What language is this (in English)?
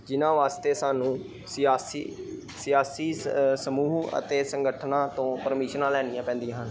Punjabi